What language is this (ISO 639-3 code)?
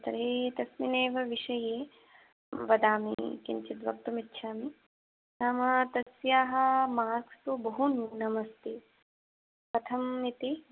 san